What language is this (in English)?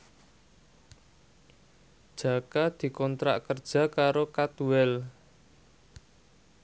Javanese